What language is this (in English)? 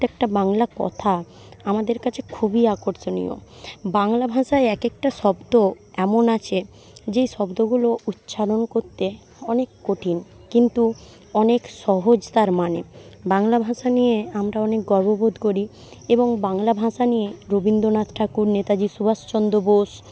Bangla